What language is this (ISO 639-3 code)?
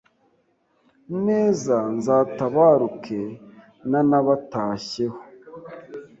kin